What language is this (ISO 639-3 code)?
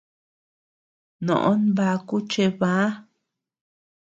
cux